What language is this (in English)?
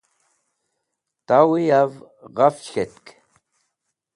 Wakhi